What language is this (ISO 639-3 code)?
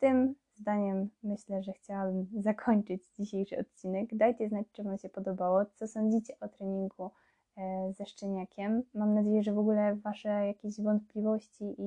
pol